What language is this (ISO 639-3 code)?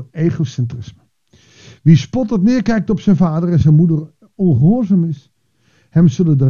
nld